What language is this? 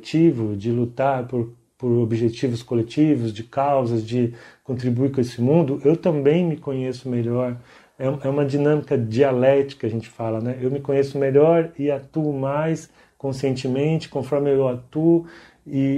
Portuguese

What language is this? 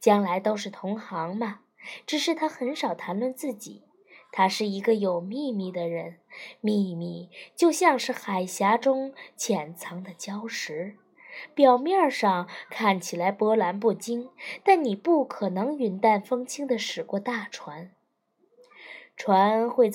Chinese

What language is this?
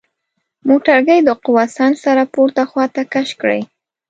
Pashto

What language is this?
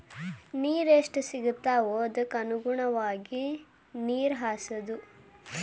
Kannada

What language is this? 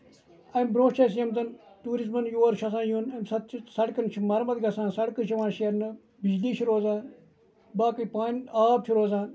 Kashmiri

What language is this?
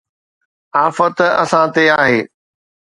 Sindhi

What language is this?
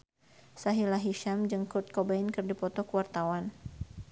Sundanese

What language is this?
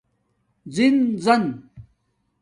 Domaaki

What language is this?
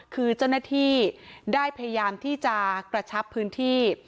Thai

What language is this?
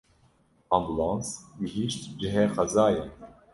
Kurdish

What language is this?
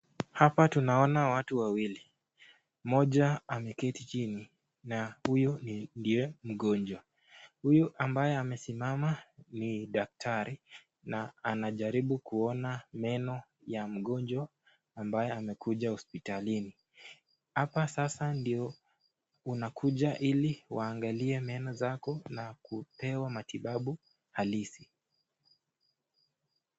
Swahili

